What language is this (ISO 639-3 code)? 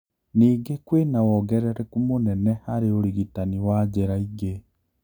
kik